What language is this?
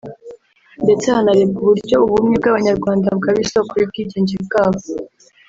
Kinyarwanda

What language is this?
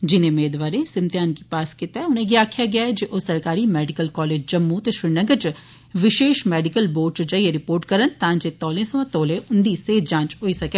Dogri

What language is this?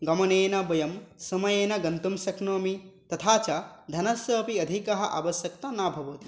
Sanskrit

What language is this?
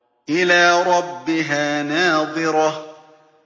Arabic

